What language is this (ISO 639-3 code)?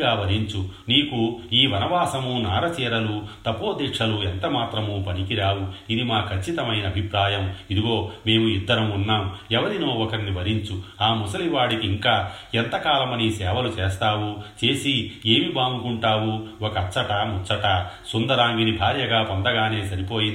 tel